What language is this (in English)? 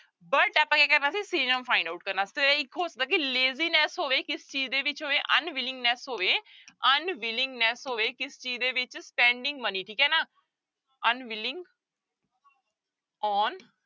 Punjabi